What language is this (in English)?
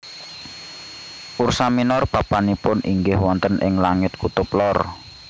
Javanese